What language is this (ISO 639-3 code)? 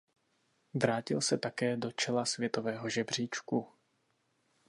ces